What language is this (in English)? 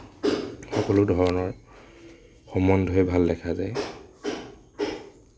Assamese